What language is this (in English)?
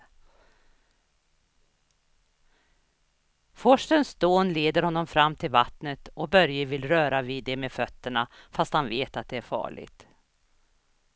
Swedish